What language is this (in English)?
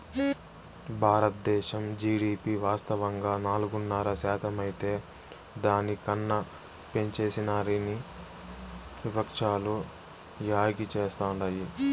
Telugu